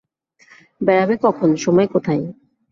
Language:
Bangla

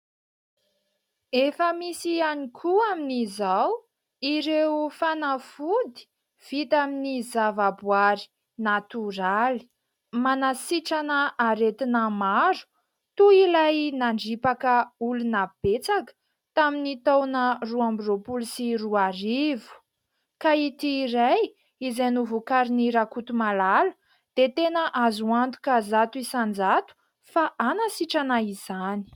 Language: Malagasy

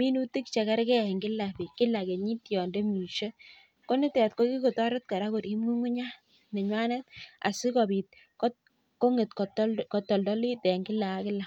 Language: Kalenjin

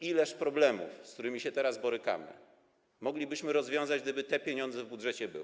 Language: Polish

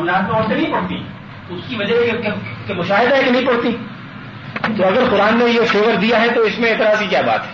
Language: Urdu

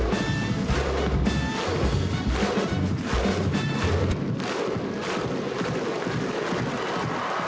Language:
Icelandic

